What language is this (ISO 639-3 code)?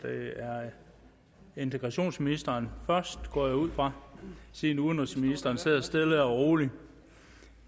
dan